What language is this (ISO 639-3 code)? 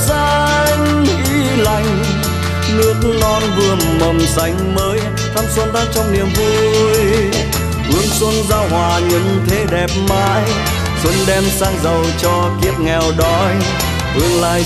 vie